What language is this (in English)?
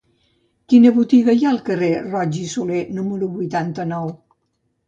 Catalan